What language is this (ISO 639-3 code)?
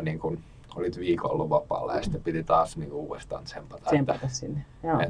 fin